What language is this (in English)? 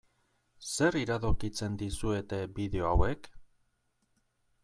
Basque